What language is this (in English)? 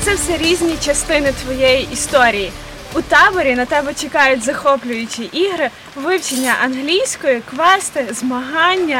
Ukrainian